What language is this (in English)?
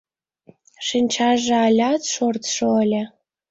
Mari